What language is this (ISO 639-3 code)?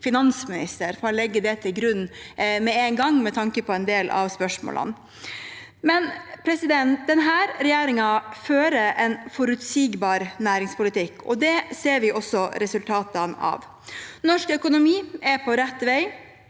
nor